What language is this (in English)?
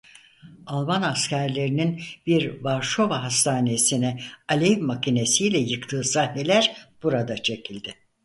Turkish